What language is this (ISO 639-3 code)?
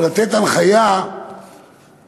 heb